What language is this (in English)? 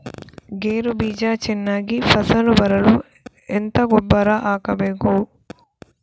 Kannada